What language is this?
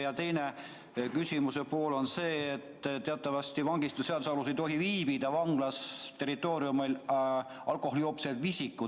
Estonian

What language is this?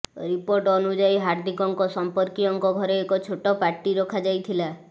Odia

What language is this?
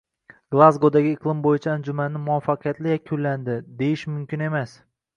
Uzbek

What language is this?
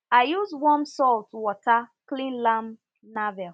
Nigerian Pidgin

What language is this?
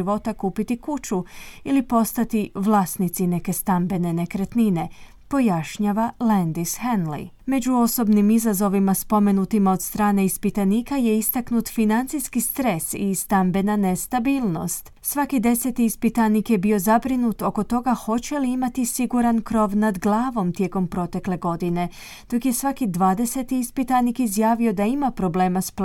Croatian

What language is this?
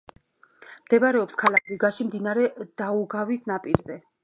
Georgian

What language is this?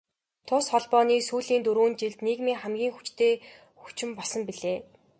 Mongolian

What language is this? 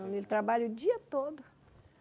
Portuguese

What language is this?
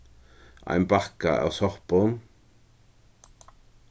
Faroese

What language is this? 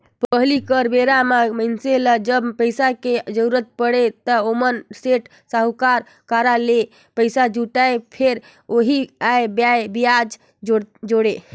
Chhattisgarhi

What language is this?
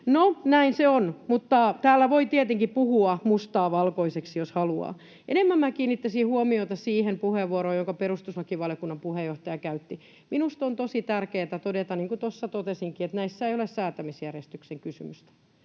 Finnish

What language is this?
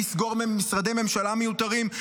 Hebrew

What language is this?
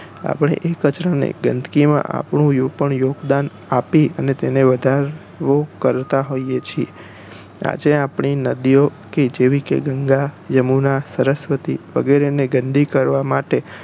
Gujarati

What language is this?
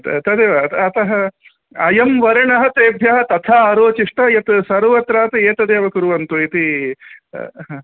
Sanskrit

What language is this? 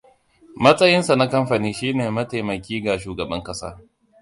Hausa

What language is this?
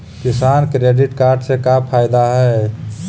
Magahi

